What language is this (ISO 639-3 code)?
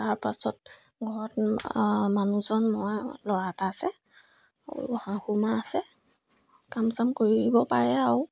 asm